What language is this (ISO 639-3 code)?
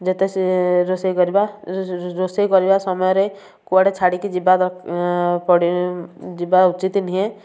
ori